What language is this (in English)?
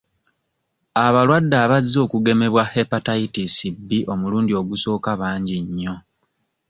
Ganda